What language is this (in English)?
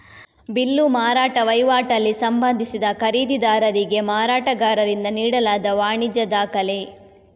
Kannada